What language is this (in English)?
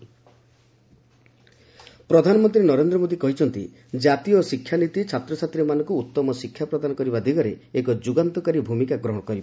Odia